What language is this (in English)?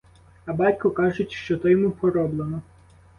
Ukrainian